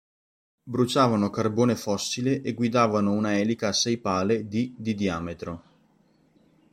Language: Italian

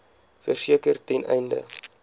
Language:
Afrikaans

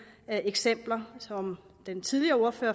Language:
Danish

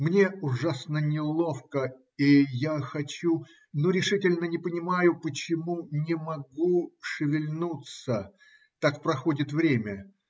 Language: Russian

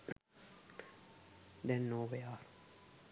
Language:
Sinhala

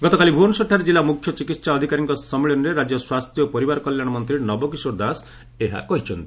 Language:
Odia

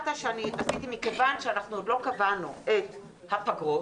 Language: Hebrew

